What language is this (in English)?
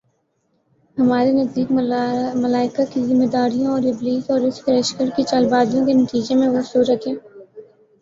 Urdu